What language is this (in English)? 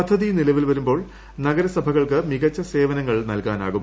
Malayalam